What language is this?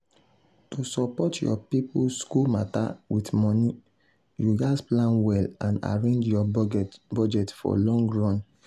Nigerian Pidgin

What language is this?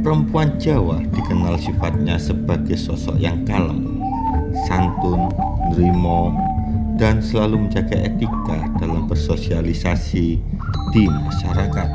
Indonesian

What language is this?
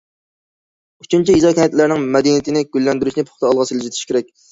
Uyghur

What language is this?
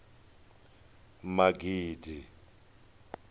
Venda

